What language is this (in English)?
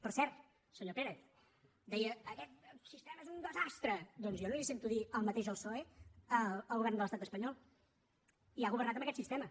Catalan